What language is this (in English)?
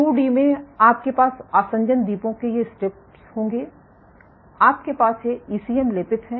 Hindi